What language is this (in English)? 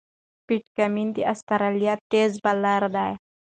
Pashto